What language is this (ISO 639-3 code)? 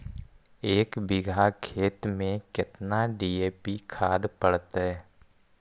mag